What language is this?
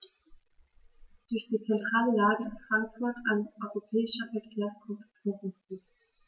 German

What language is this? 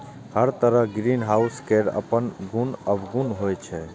Maithili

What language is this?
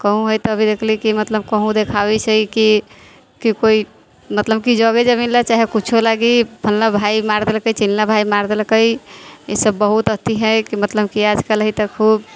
Maithili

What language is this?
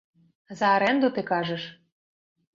Belarusian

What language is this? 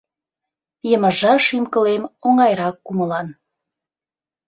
Mari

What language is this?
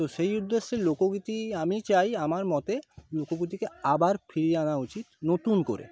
Bangla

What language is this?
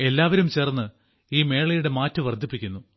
Malayalam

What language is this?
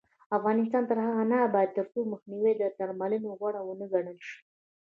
Pashto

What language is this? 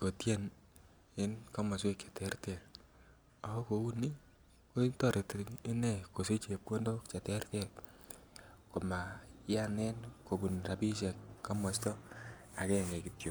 Kalenjin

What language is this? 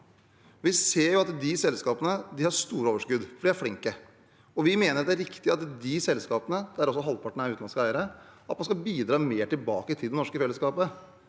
Norwegian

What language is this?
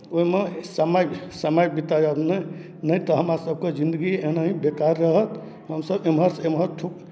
Maithili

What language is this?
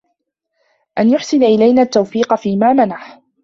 Arabic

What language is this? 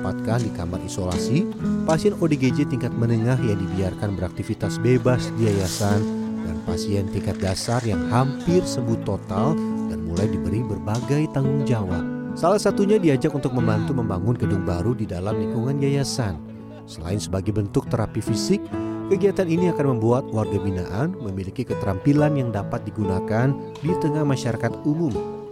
Indonesian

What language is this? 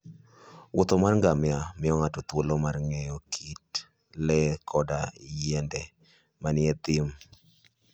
Luo (Kenya and Tanzania)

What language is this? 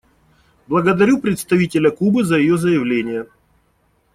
Russian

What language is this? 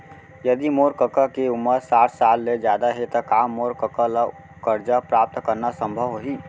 Chhattisgarhi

